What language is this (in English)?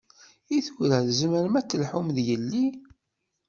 Kabyle